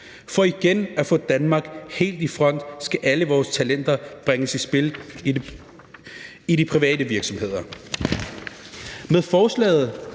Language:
Danish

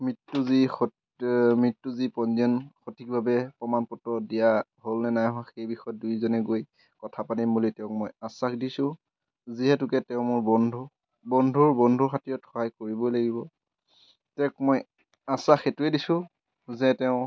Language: Assamese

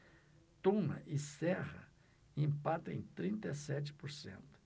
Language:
Portuguese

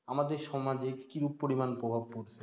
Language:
Bangla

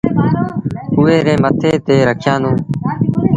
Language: Sindhi Bhil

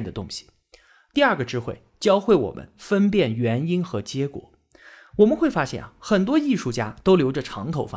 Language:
Chinese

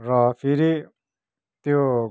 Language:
Nepali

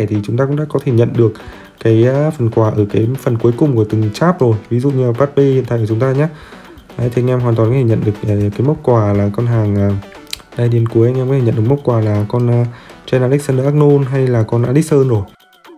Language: Vietnamese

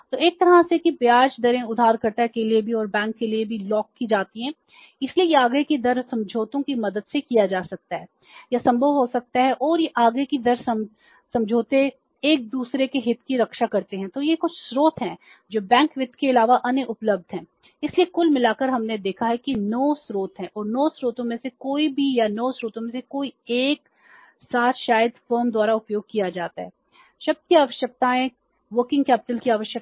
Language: Hindi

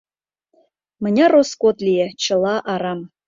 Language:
Mari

